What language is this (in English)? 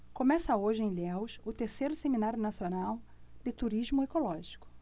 Portuguese